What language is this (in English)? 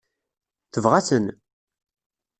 Kabyle